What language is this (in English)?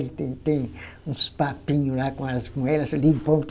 Portuguese